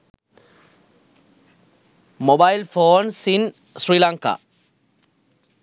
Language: Sinhala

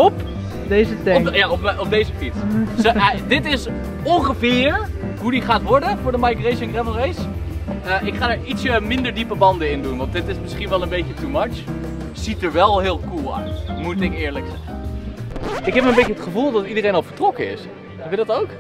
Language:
Dutch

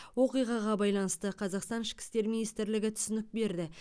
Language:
Kazakh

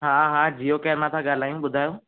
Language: Sindhi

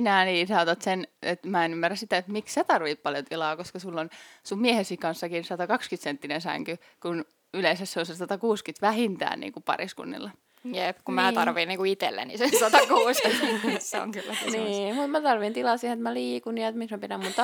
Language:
Finnish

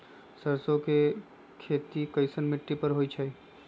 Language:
Magahi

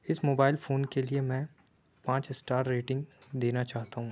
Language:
Urdu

